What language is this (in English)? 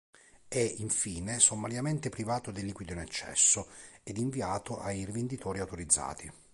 Italian